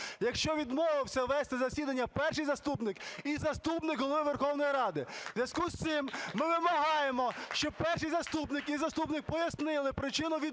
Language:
Ukrainian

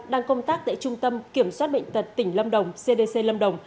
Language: Vietnamese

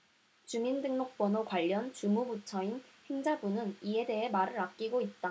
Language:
Korean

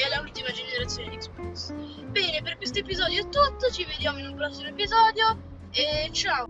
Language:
Italian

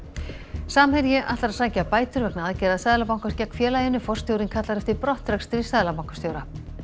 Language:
Icelandic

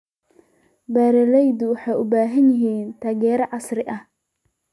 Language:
Somali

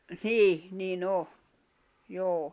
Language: Finnish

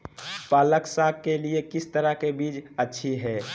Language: Magahi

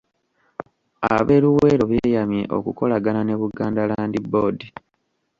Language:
Ganda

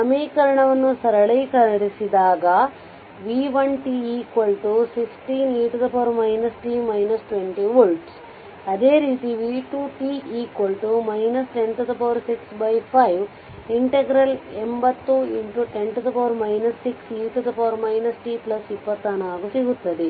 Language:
Kannada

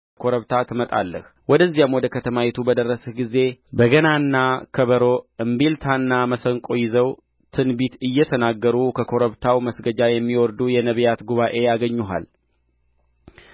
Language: Amharic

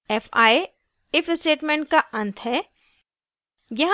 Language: Hindi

